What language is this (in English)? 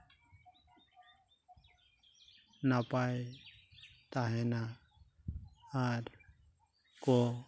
Santali